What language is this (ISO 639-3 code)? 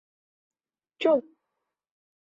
bak